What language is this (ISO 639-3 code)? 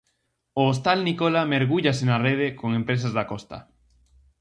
glg